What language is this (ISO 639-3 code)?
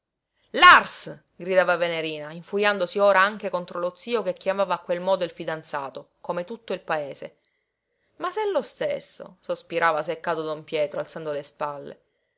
ita